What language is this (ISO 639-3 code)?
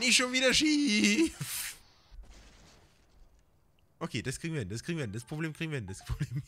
deu